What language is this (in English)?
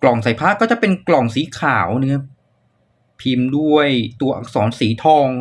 Thai